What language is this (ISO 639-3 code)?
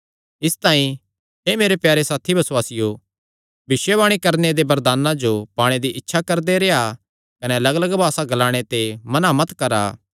xnr